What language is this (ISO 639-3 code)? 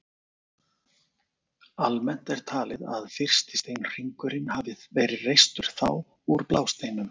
isl